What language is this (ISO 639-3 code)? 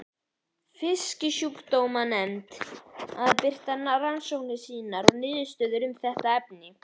isl